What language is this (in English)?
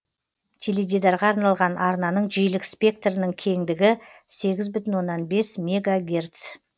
Kazakh